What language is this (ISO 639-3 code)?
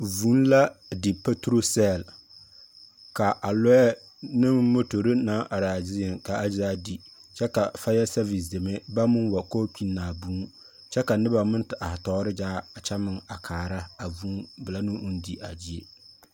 dga